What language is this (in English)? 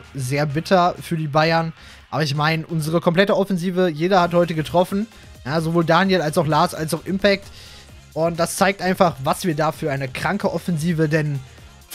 German